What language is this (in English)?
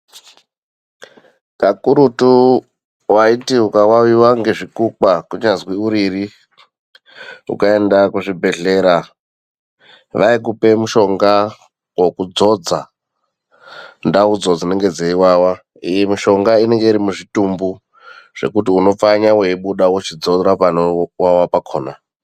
Ndau